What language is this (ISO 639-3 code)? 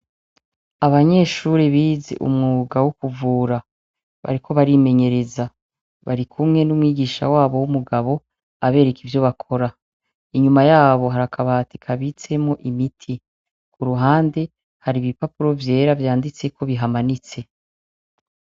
run